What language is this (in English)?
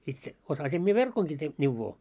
Finnish